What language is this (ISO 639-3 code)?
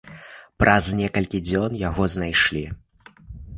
bel